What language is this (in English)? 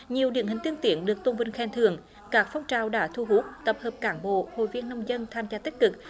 Vietnamese